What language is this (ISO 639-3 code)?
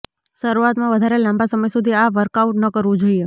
guj